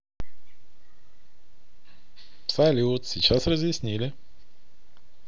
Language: Russian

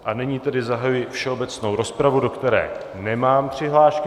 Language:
Czech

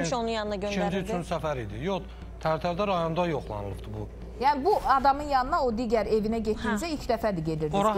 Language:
Turkish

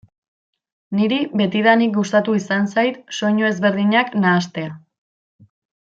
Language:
Basque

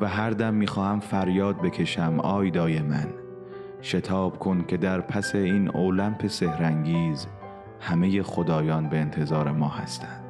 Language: Persian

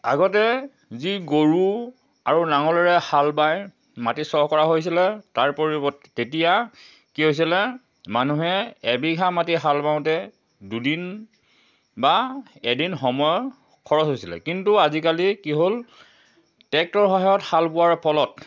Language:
Assamese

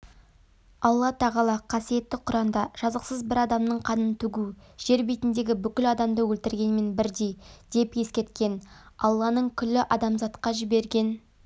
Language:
Kazakh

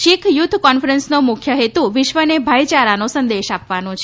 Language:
Gujarati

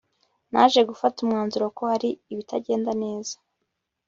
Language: Kinyarwanda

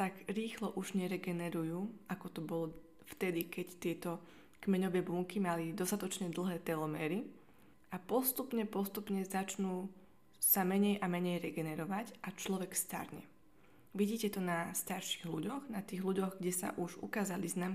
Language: Slovak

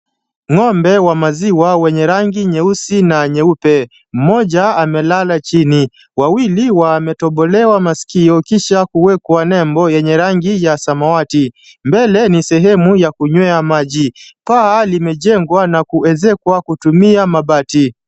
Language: Swahili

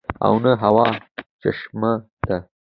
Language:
Pashto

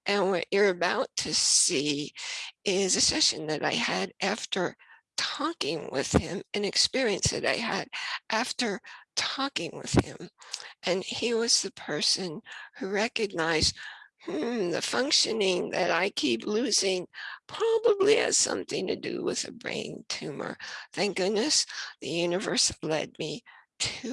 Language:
English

